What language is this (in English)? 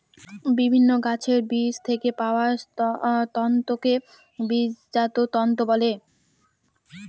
Bangla